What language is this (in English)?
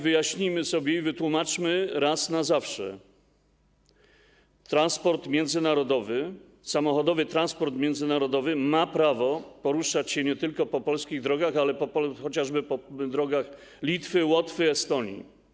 Polish